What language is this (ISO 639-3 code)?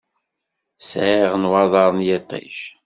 kab